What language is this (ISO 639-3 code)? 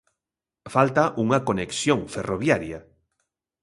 glg